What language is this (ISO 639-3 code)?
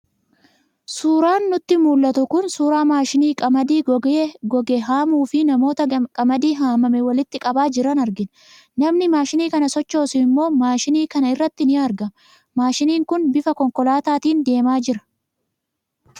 orm